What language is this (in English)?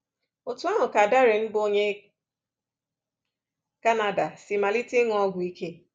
Igbo